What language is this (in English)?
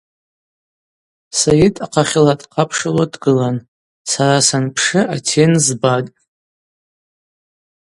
Abaza